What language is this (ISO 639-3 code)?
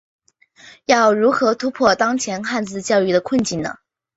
zho